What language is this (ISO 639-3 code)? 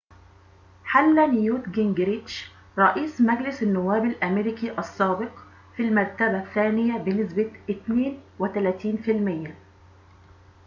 ara